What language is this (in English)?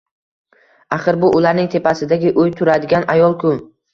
Uzbek